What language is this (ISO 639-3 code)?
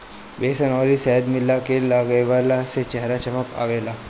bho